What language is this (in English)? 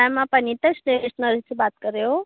Hindi